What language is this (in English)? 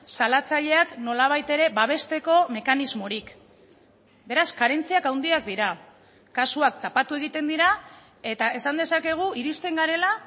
Basque